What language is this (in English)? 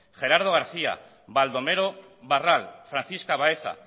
Basque